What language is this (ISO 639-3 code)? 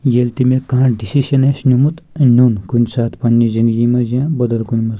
kas